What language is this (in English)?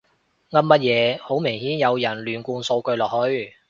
Cantonese